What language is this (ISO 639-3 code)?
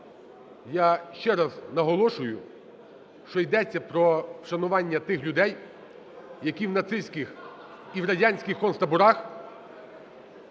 ukr